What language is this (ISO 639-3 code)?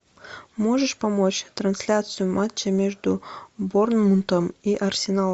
rus